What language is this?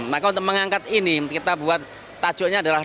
Indonesian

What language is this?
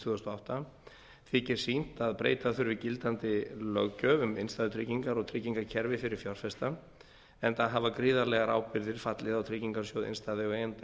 Icelandic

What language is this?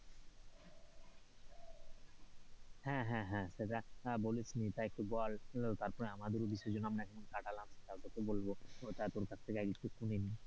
Bangla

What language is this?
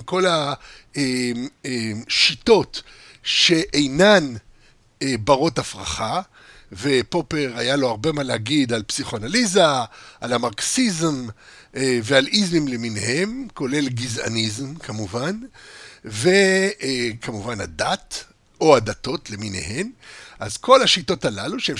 Hebrew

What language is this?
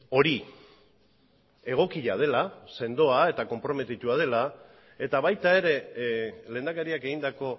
Basque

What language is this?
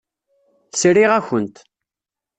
Kabyle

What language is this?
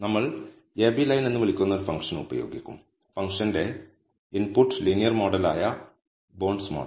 Malayalam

